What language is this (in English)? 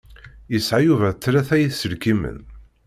Kabyle